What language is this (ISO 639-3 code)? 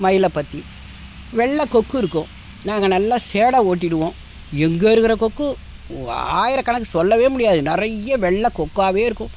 tam